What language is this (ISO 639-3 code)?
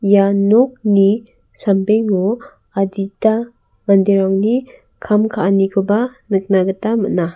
grt